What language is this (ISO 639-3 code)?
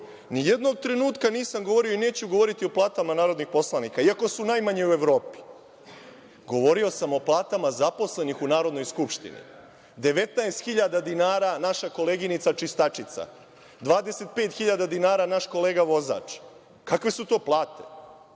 srp